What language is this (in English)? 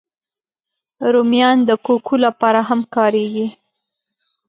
Pashto